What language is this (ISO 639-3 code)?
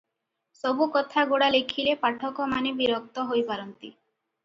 ori